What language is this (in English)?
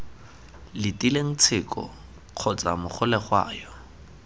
Tswana